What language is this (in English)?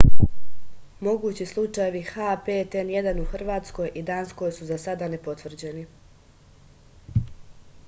Serbian